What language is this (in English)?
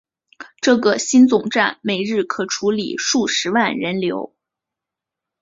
Chinese